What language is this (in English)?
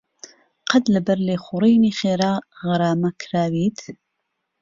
Central Kurdish